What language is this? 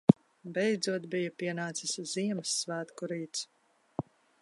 Latvian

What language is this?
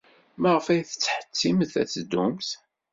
Kabyle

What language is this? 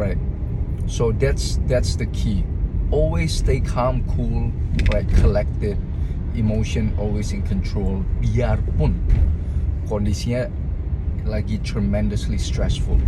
Indonesian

